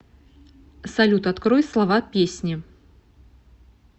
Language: Russian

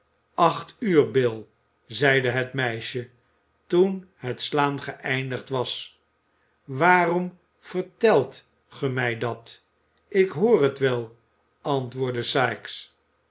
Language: Dutch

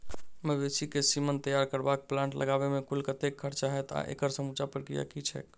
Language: Maithili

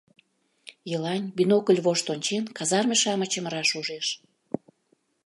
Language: Mari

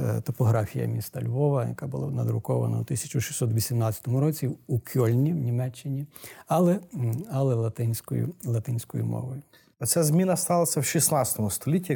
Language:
Ukrainian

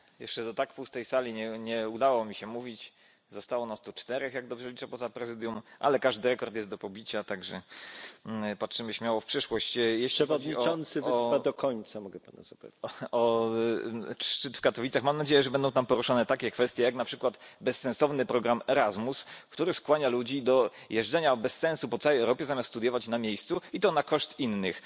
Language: Polish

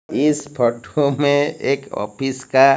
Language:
Hindi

